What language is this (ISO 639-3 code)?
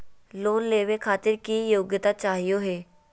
mag